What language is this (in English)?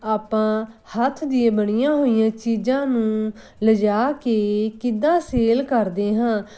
Punjabi